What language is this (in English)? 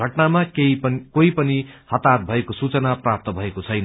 Nepali